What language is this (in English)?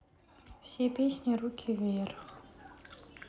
Russian